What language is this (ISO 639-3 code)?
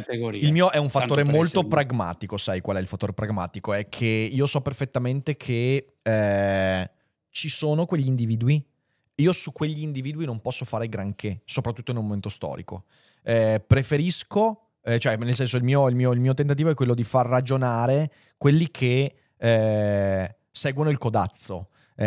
ita